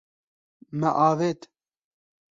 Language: Kurdish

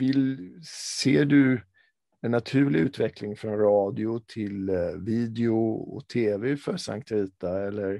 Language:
Swedish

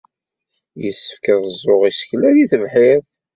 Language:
Kabyle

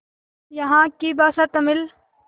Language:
Hindi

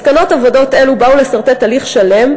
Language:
Hebrew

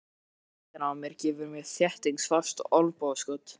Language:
Icelandic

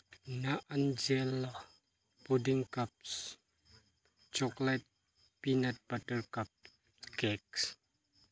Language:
Manipuri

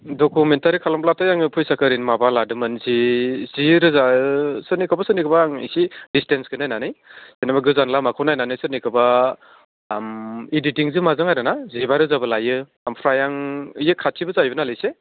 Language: Bodo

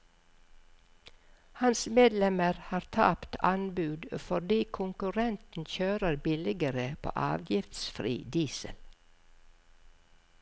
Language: Norwegian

